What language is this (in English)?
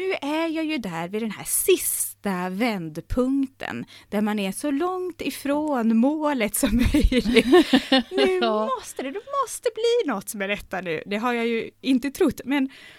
Swedish